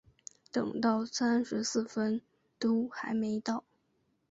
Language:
Chinese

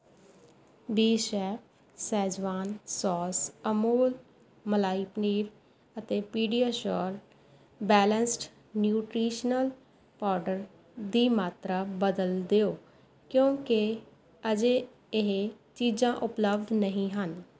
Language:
Punjabi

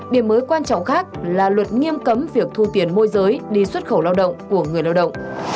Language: Vietnamese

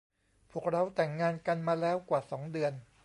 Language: Thai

